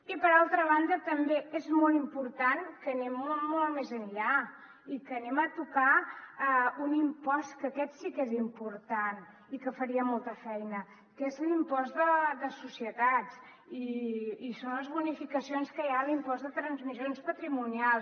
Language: Catalan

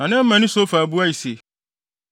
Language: Akan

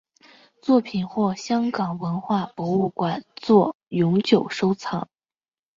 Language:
Chinese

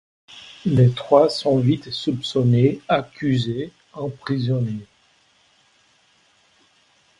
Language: French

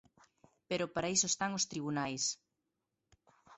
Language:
Galician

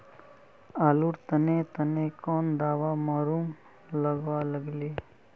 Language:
Magahi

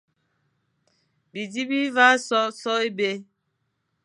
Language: Fang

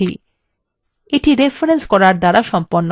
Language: Bangla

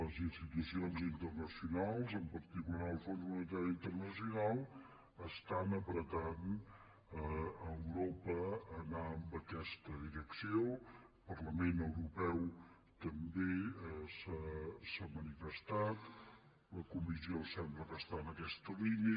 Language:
Catalan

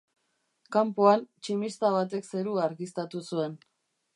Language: Basque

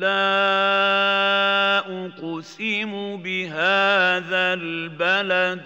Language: Arabic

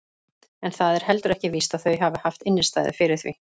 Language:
Icelandic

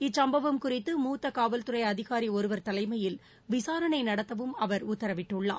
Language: Tamil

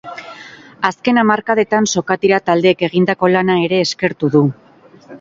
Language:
Basque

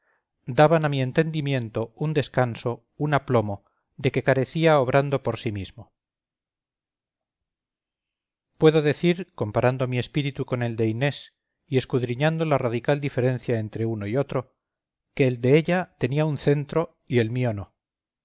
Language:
Spanish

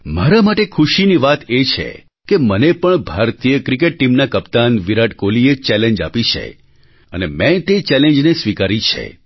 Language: Gujarati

